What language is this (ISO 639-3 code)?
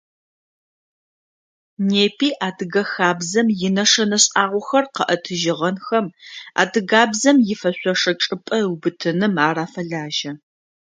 ady